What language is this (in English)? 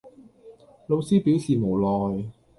Cantonese